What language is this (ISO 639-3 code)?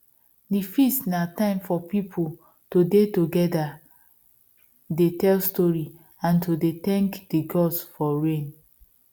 pcm